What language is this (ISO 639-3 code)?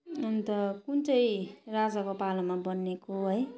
nep